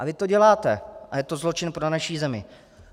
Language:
Czech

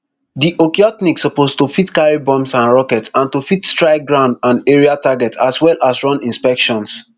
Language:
Nigerian Pidgin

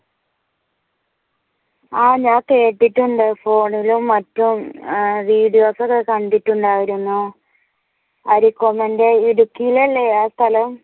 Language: Malayalam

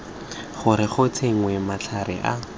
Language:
Tswana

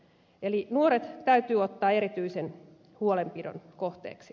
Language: Finnish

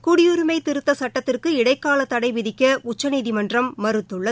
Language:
Tamil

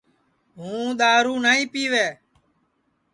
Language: Sansi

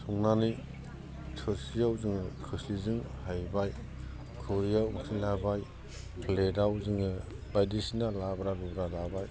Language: Bodo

